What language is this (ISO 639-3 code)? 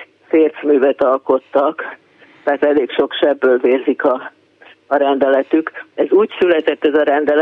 hun